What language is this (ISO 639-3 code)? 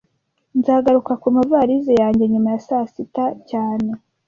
kin